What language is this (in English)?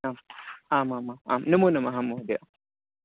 Sanskrit